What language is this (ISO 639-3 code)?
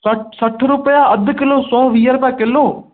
snd